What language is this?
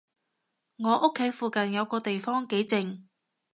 Cantonese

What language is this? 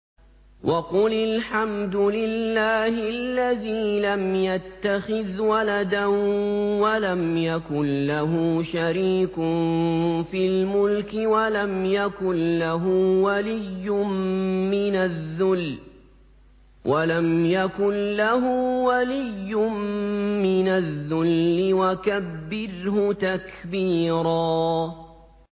Arabic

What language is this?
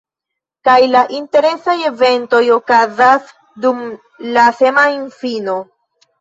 Esperanto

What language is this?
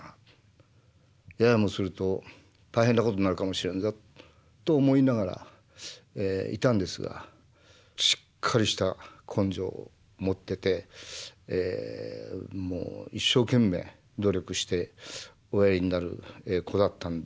Japanese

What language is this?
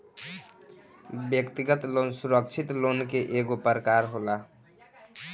Bhojpuri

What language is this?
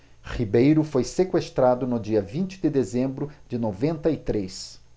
Portuguese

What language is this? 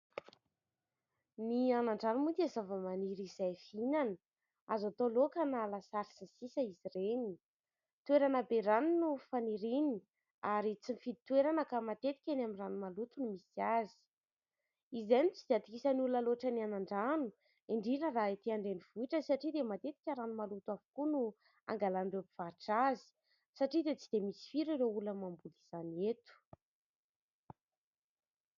Malagasy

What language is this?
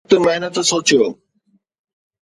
Sindhi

